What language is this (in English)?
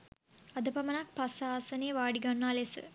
Sinhala